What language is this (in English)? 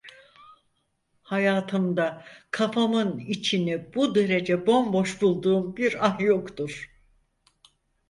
Turkish